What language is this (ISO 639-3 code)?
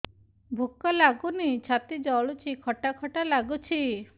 ori